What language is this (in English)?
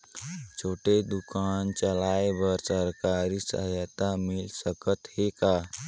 Chhattisgarhi